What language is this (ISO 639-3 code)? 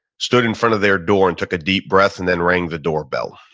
eng